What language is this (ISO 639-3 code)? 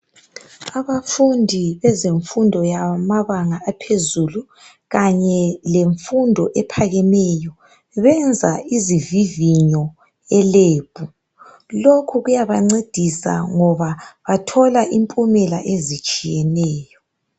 nde